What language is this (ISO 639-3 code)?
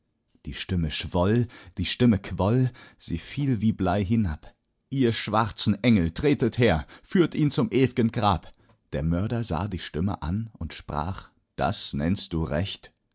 deu